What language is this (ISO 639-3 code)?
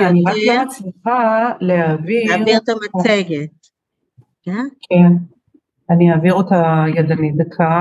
heb